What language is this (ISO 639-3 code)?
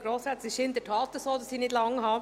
gsw